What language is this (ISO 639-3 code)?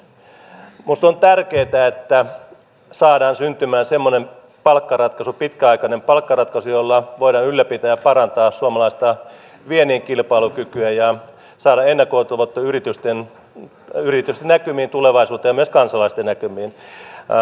fin